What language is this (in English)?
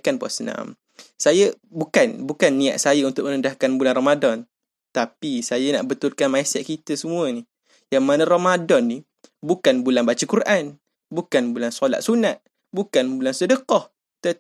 Malay